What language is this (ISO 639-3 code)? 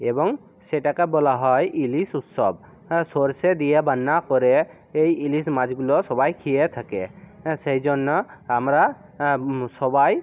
ben